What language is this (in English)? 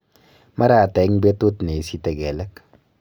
Kalenjin